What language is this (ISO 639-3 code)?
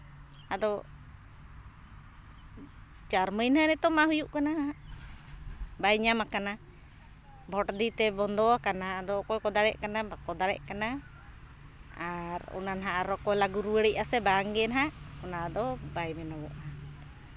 sat